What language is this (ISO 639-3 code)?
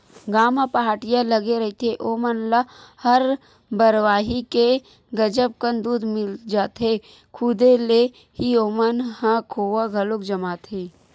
hne